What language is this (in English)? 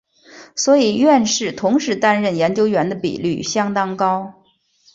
Chinese